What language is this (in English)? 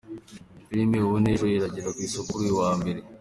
Kinyarwanda